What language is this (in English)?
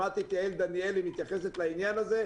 Hebrew